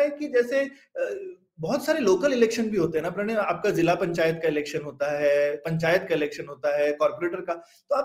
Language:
Hindi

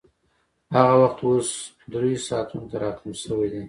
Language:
Pashto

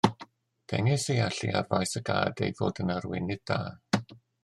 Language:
Welsh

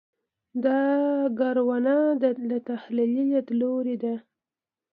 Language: Pashto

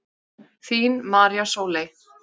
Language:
Icelandic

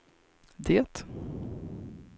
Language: Swedish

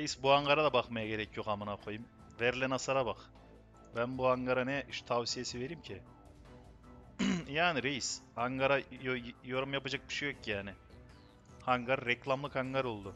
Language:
Turkish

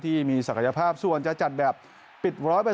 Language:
Thai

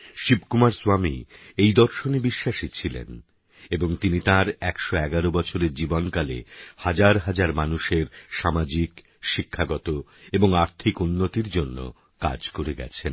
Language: Bangla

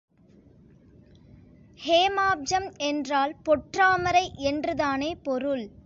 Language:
Tamil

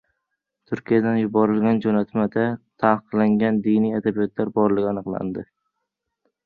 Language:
Uzbek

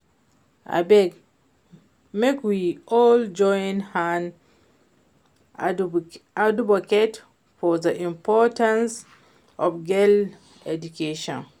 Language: Nigerian Pidgin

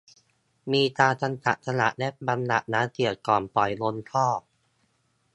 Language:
Thai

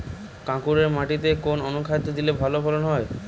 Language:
Bangla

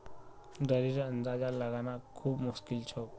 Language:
Magahi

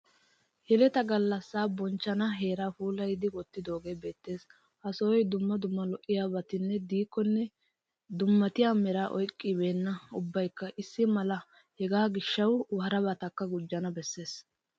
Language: Wolaytta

